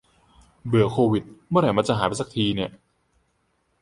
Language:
Thai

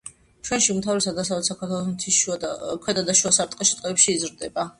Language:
Georgian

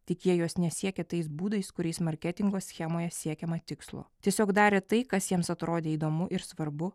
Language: Lithuanian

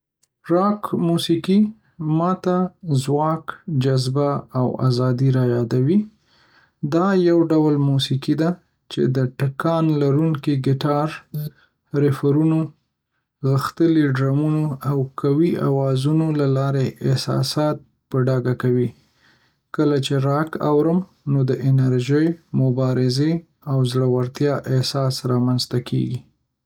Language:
Pashto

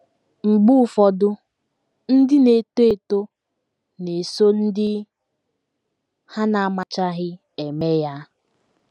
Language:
Igbo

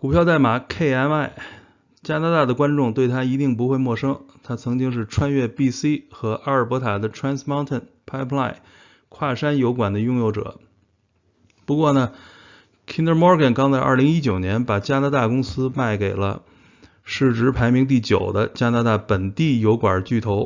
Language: Chinese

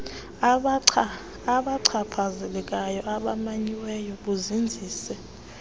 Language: Xhosa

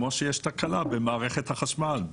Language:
Hebrew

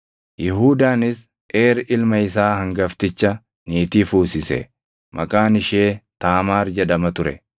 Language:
Oromo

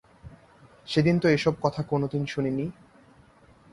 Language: Bangla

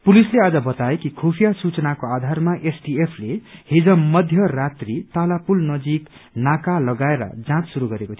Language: Nepali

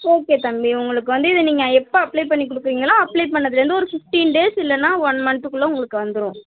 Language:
Tamil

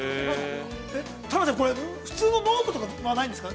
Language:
Japanese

